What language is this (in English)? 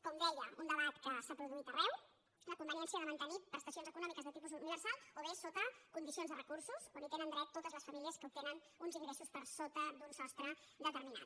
Catalan